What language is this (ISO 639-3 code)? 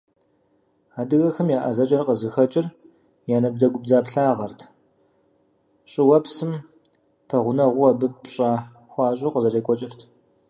kbd